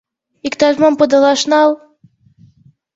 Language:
Mari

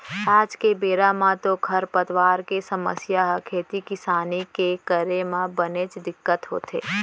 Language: Chhattisgarhi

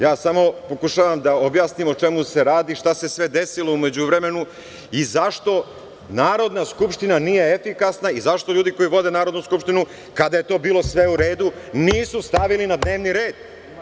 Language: Serbian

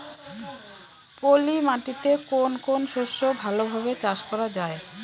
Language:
Bangla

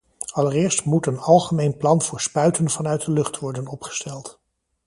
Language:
Dutch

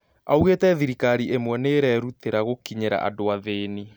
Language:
Kikuyu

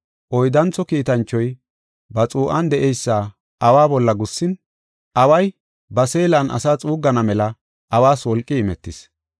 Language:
Gofa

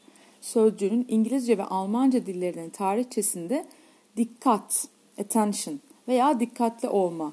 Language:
Turkish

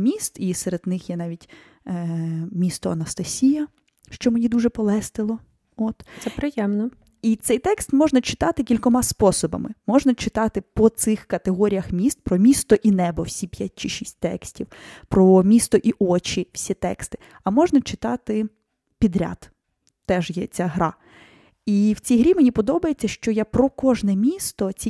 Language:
Ukrainian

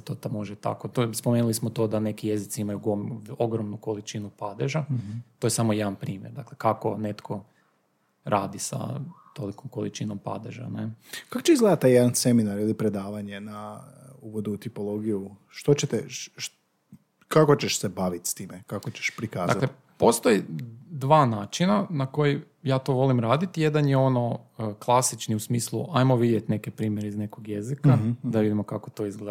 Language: Croatian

